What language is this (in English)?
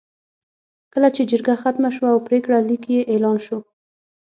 Pashto